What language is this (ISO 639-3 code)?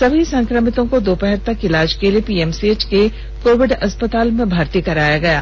hin